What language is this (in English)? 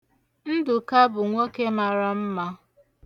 Igbo